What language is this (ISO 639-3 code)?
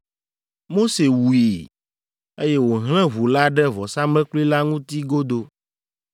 ewe